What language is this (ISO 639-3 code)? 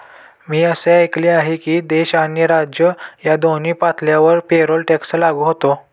mar